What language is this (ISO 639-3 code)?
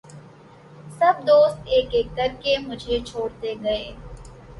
urd